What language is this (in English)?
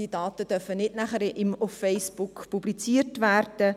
Swiss German